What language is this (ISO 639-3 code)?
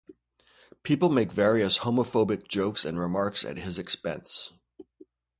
eng